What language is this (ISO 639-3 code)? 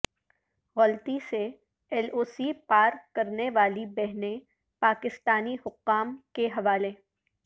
urd